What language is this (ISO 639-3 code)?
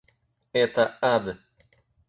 rus